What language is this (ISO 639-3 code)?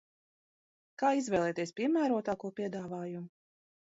lav